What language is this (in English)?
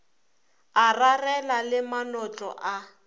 Northern Sotho